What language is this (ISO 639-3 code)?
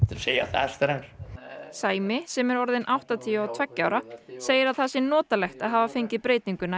isl